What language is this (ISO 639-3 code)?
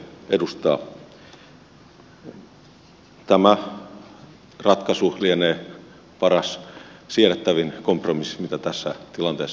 fin